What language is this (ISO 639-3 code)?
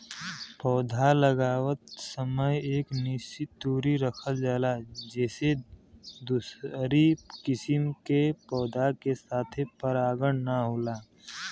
bho